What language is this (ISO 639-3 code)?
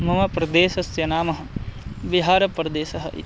san